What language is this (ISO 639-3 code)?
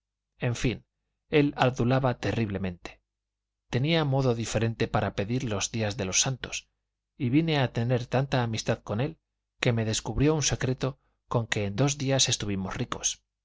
spa